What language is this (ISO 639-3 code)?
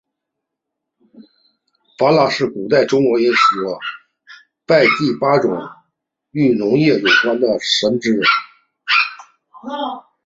zho